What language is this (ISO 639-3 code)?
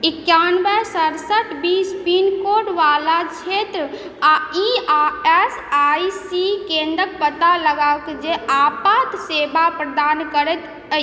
mai